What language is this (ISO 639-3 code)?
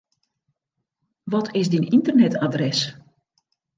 fry